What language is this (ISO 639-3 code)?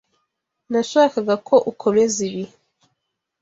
kin